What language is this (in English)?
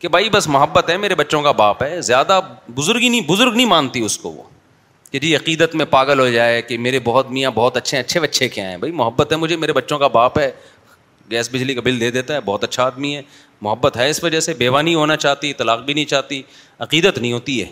Urdu